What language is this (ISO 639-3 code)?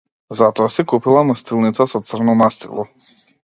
mkd